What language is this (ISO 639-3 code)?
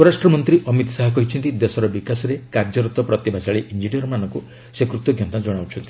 ori